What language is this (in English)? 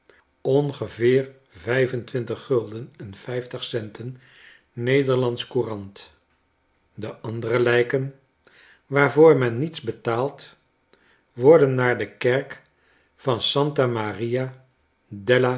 Dutch